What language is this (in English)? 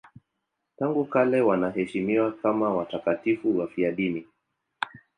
Swahili